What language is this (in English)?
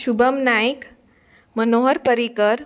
Konkani